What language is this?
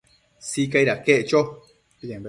Matsés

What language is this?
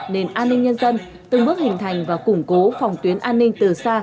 Vietnamese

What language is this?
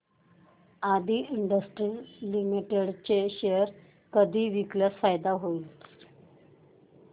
Marathi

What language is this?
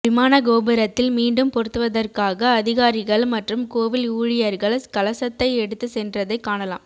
Tamil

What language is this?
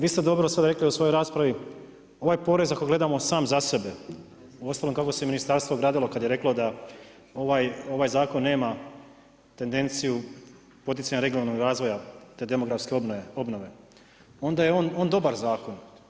Croatian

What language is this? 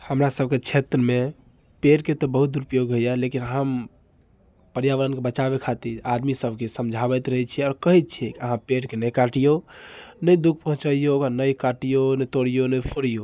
Maithili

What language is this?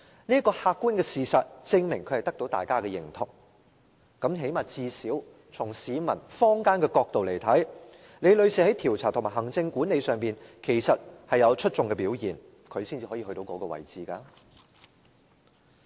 Cantonese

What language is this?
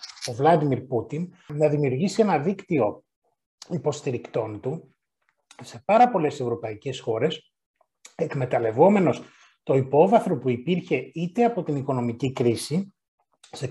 Greek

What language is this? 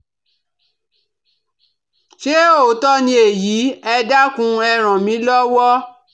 Yoruba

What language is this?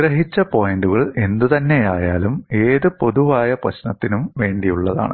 Malayalam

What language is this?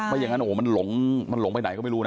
Thai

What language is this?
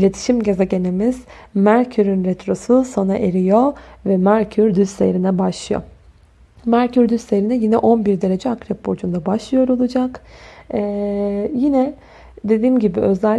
Turkish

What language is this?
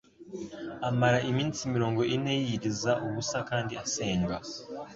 Kinyarwanda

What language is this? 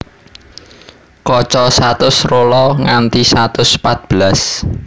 Javanese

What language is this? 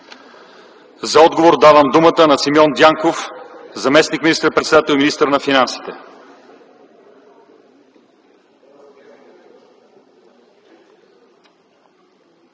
Bulgarian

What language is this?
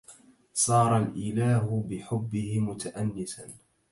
Arabic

